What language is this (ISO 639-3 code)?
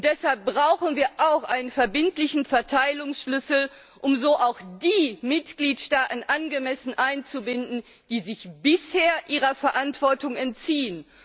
deu